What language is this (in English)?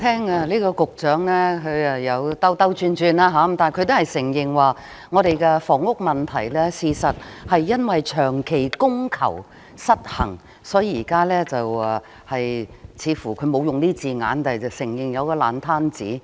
Cantonese